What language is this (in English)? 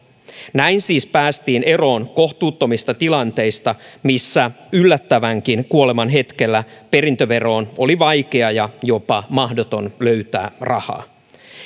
Finnish